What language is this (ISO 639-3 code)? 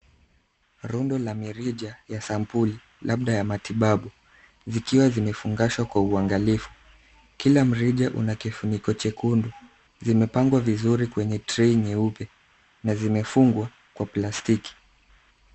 swa